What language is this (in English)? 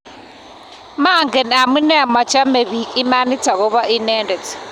Kalenjin